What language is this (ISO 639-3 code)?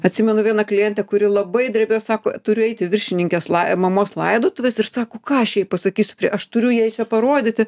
lit